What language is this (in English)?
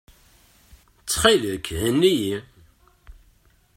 Kabyle